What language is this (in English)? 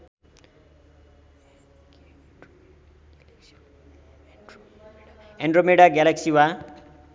Nepali